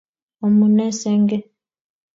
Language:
Kalenjin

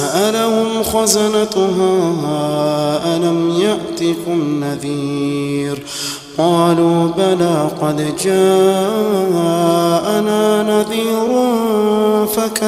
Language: Arabic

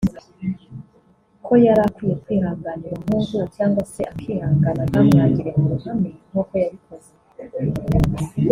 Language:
Kinyarwanda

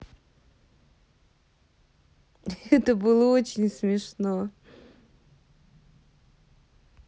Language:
Russian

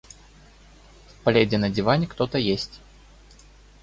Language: Russian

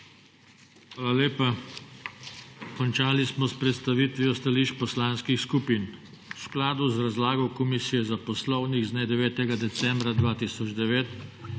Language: Slovenian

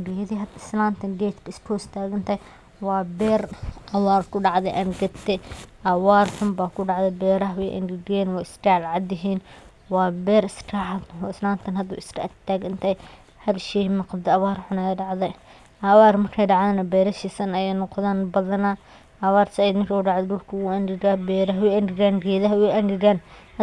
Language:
Somali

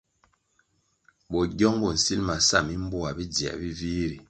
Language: Kwasio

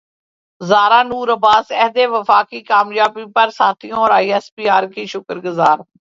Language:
Urdu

